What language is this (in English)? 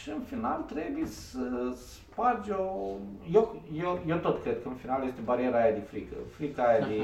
Romanian